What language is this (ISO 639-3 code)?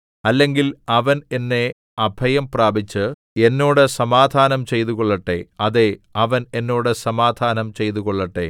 mal